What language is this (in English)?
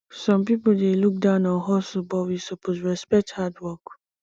Nigerian Pidgin